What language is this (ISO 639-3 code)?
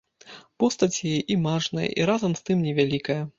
bel